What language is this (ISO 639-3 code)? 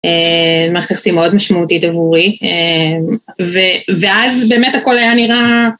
heb